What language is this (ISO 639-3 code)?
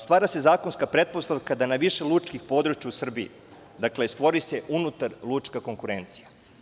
srp